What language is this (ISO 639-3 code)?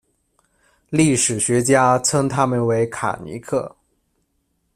zho